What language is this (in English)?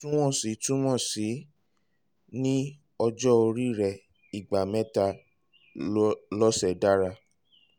Yoruba